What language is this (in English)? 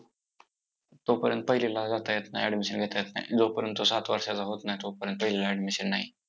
Marathi